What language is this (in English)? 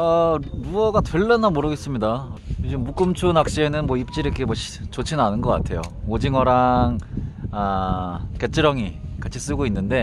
Korean